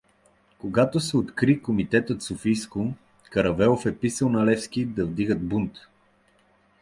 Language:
Bulgarian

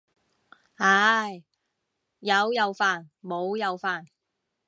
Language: Cantonese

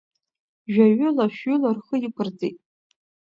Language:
Abkhazian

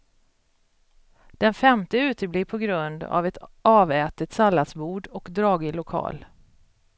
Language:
Swedish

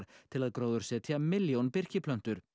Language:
Icelandic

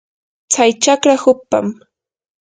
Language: Yanahuanca Pasco Quechua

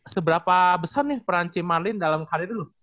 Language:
Indonesian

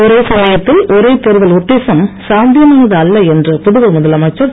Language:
Tamil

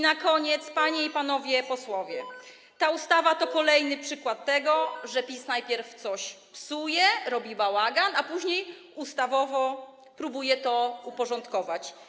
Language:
Polish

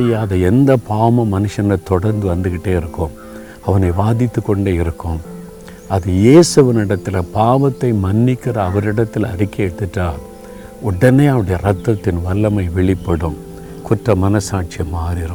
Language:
Tamil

